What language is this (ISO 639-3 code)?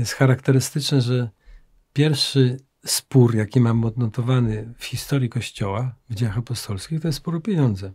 pol